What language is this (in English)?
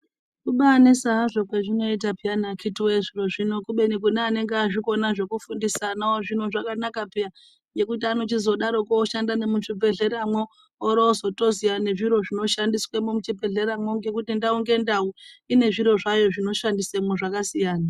Ndau